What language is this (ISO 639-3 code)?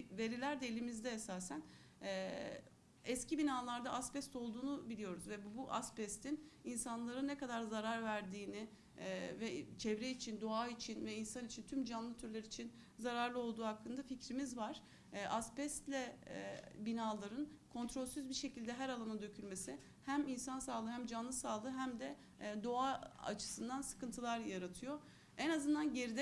tur